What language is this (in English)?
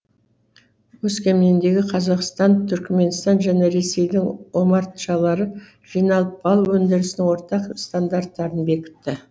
Kazakh